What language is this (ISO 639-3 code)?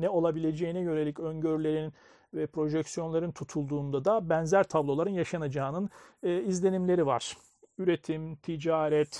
tur